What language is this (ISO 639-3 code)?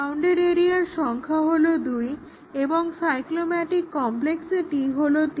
ben